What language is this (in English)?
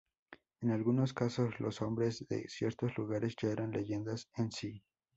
Spanish